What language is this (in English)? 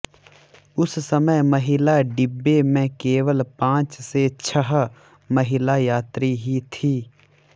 Hindi